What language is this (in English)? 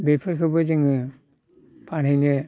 Bodo